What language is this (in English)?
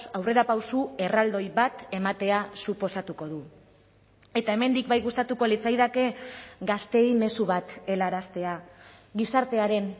Basque